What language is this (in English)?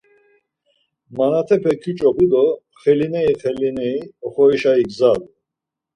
Laz